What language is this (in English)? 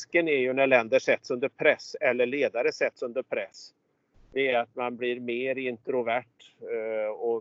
Swedish